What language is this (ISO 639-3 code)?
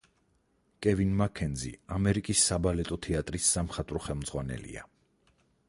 kat